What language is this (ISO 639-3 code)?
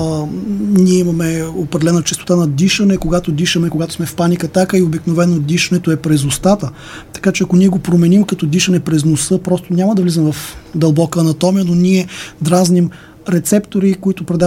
bul